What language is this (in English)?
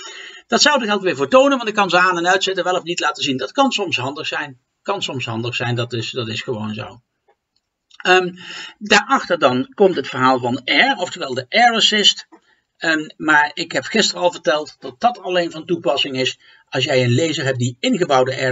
Dutch